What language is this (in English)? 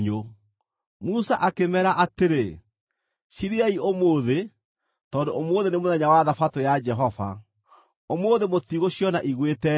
Kikuyu